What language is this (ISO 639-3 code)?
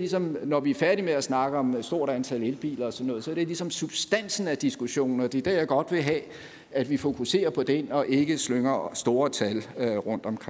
dan